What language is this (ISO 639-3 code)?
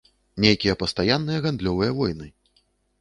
bel